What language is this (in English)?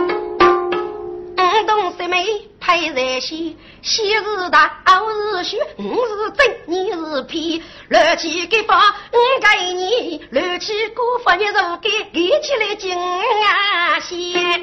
Chinese